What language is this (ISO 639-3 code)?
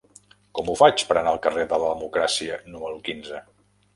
cat